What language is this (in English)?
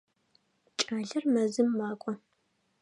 Adyghe